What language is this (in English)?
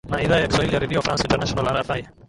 Swahili